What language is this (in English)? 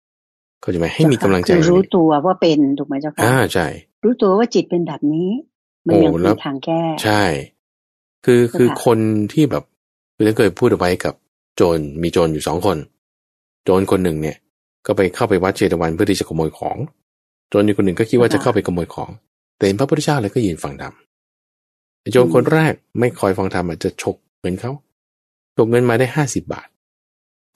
Thai